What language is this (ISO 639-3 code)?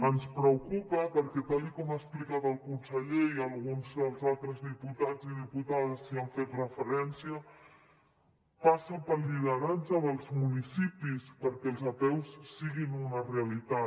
cat